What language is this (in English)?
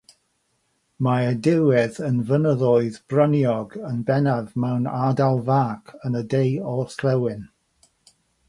Welsh